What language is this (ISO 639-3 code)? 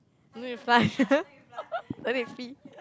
eng